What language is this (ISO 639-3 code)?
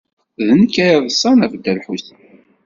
kab